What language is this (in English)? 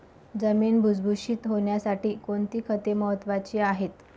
Marathi